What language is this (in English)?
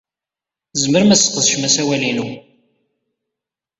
Kabyle